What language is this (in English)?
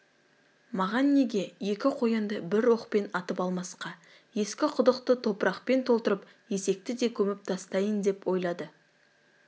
Kazakh